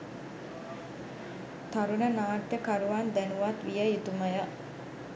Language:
Sinhala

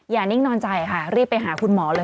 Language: Thai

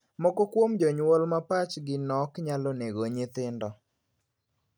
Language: Luo (Kenya and Tanzania)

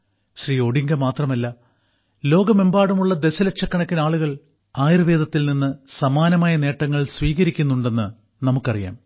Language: Malayalam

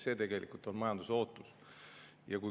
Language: Estonian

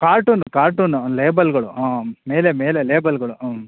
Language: Kannada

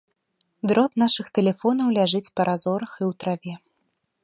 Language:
Belarusian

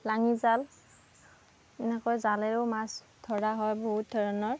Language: Assamese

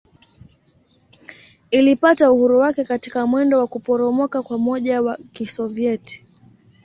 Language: Swahili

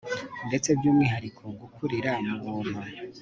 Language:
Kinyarwanda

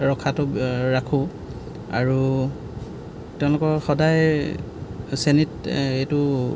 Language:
Assamese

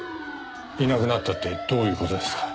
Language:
Japanese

